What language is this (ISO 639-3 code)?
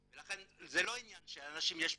heb